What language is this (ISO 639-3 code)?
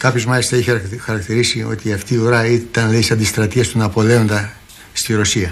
ell